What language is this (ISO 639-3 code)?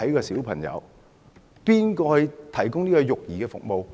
yue